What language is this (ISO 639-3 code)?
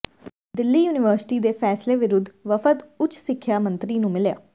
pan